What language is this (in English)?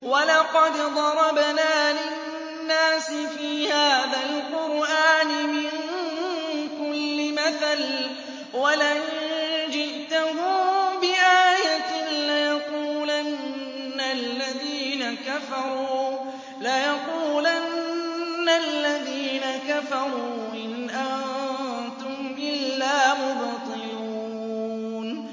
Arabic